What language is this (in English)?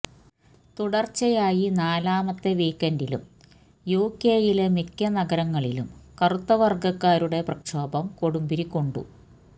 Malayalam